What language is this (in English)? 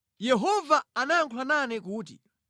Nyanja